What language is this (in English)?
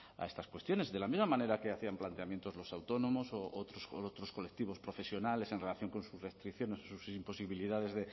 Spanish